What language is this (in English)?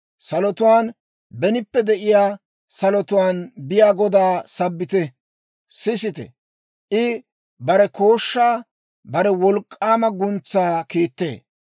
Dawro